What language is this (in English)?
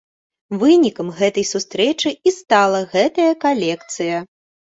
Belarusian